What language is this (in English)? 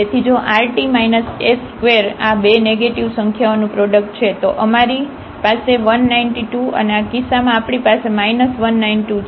Gujarati